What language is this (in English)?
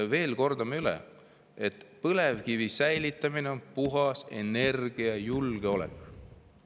Estonian